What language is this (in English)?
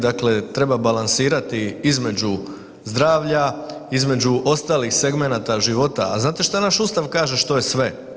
Croatian